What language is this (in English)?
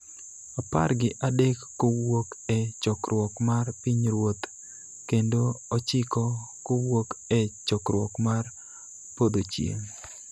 Luo (Kenya and Tanzania)